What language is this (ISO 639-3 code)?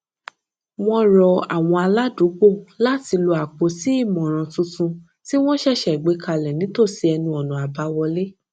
yor